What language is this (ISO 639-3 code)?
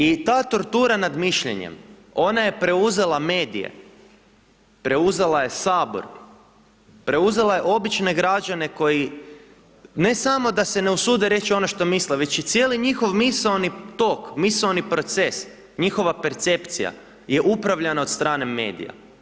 hrv